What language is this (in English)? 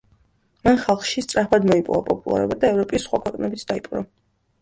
Georgian